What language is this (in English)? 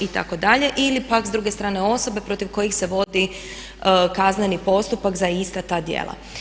Croatian